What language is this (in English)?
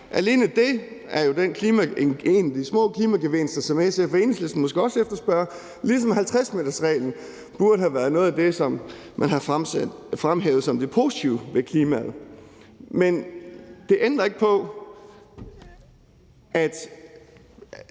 Danish